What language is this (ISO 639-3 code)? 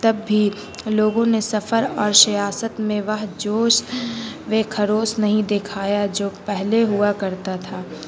urd